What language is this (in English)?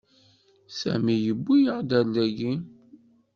Kabyle